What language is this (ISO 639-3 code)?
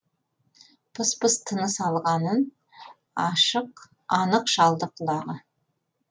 kaz